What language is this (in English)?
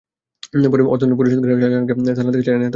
Bangla